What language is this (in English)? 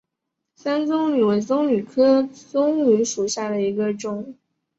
Chinese